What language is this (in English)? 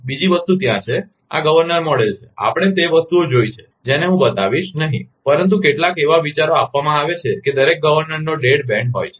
Gujarati